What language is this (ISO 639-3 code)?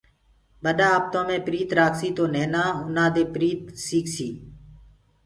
ggg